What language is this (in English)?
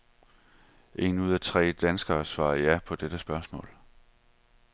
Danish